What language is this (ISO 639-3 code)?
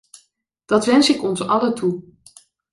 nld